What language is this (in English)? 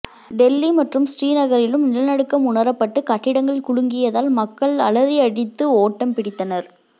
Tamil